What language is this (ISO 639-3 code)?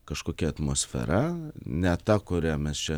lit